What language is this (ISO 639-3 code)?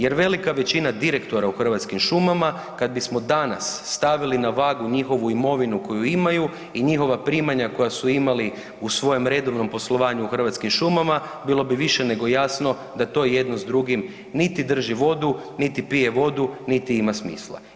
hrv